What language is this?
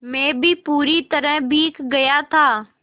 Hindi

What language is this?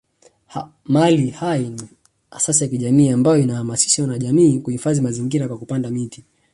Swahili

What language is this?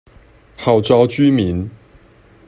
Chinese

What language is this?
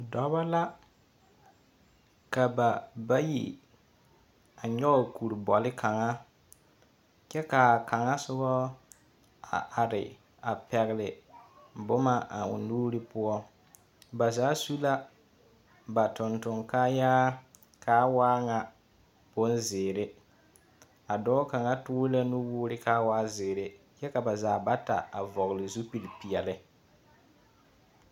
Southern Dagaare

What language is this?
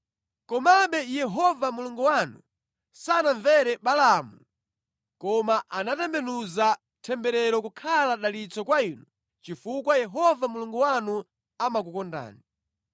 Nyanja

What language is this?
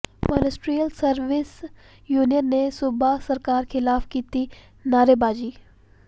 Punjabi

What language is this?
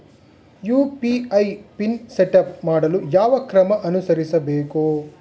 Kannada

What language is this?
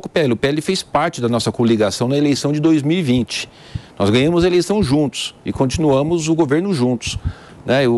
Portuguese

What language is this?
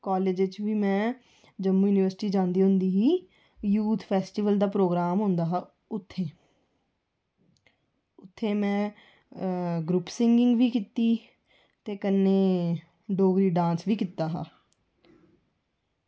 Dogri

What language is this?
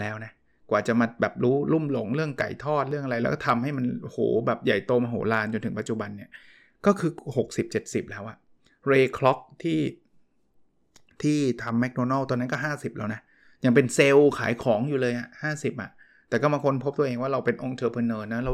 Thai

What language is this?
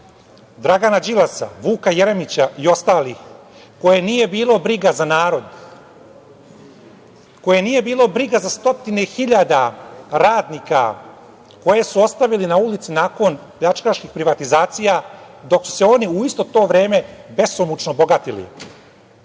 Serbian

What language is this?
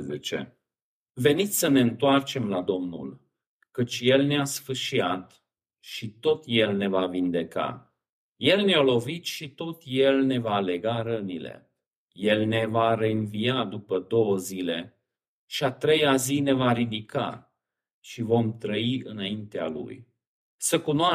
Romanian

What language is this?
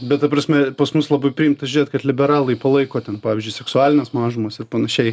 Lithuanian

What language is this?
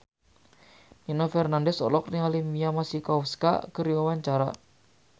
Sundanese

